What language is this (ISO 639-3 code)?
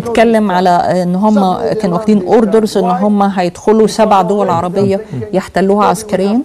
ara